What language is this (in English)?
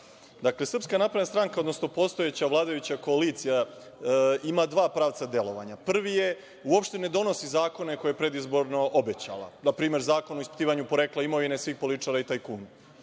Serbian